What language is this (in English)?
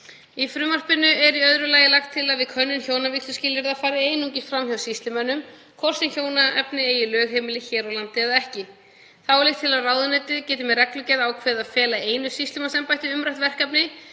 Icelandic